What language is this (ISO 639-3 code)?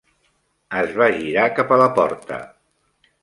cat